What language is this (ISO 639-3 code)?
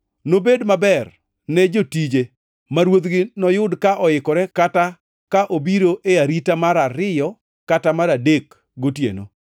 luo